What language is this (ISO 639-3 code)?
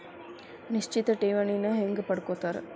kan